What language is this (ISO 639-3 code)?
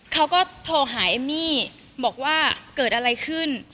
tha